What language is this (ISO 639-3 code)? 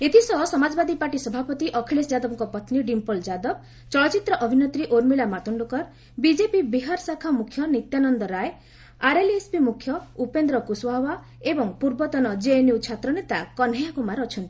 ori